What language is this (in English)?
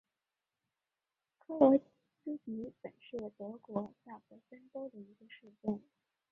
Chinese